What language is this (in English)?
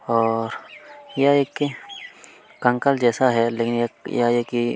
Hindi